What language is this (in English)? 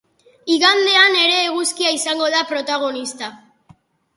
Basque